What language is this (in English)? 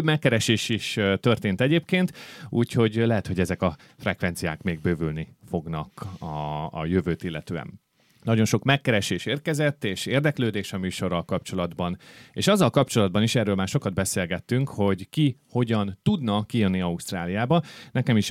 Hungarian